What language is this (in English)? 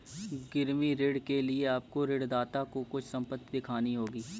Hindi